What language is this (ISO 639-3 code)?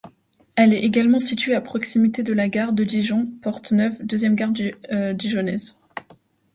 fra